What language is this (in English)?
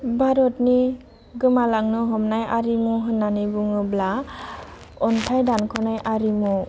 Bodo